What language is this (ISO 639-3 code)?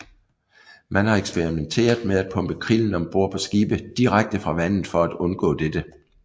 dan